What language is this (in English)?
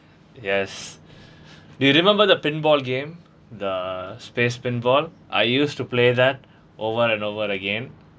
English